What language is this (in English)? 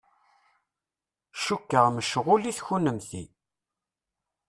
Kabyle